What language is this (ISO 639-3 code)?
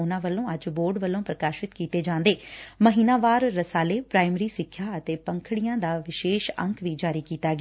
pan